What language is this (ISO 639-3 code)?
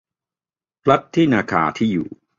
tha